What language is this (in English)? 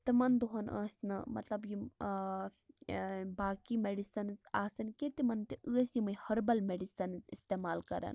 Kashmiri